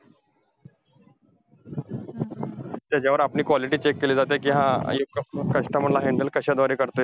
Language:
Marathi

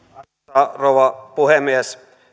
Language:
Finnish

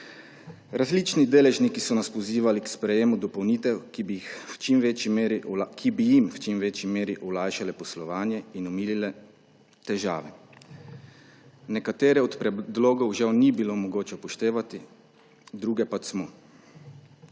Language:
Slovenian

